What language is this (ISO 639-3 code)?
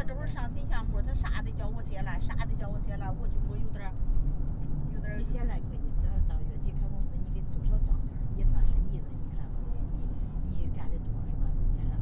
zho